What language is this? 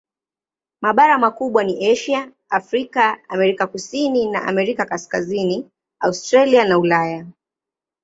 Swahili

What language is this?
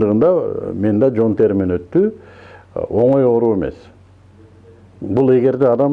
Turkish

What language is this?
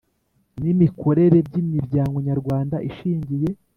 Kinyarwanda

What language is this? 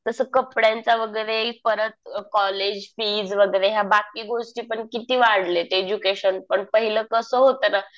Marathi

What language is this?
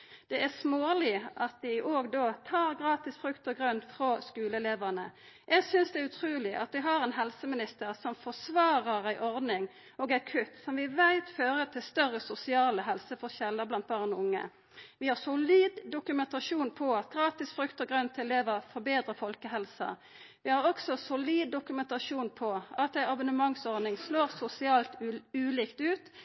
Norwegian Nynorsk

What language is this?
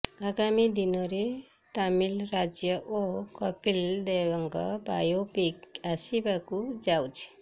Odia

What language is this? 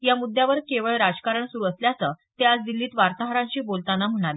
Marathi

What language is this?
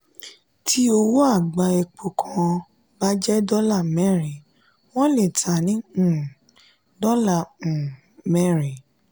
Yoruba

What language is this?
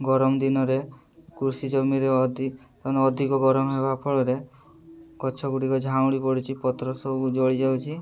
Odia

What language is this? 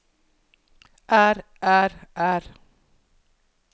Norwegian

